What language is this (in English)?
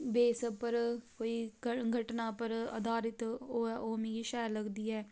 Dogri